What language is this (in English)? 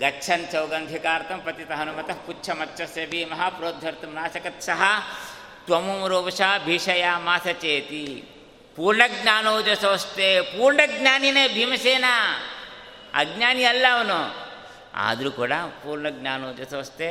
Kannada